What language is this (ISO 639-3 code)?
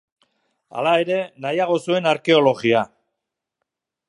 eus